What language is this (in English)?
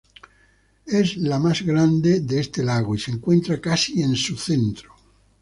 Spanish